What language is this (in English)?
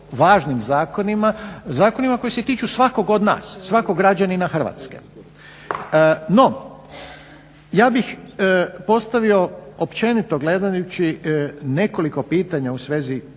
Croatian